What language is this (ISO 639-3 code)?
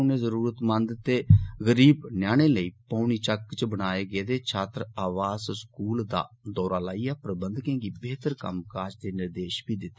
doi